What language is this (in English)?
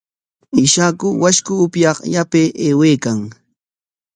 Corongo Ancash Quechua